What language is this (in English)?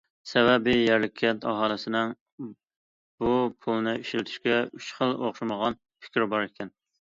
Uyghur